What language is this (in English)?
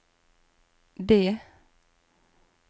Norwegian